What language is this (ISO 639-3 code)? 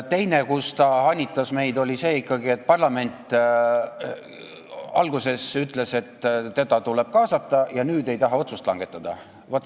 est